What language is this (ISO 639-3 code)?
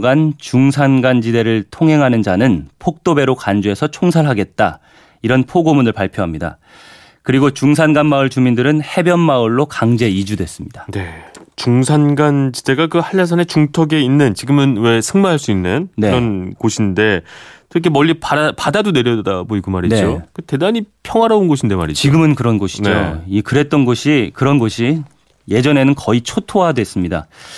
kor